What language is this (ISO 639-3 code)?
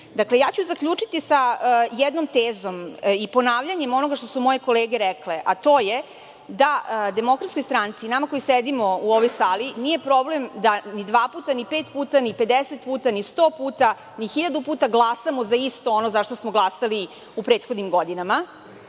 srp